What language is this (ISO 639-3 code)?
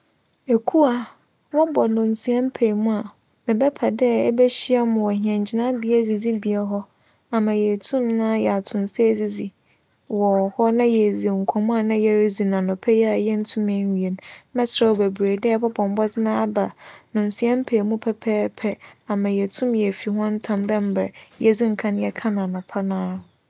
aka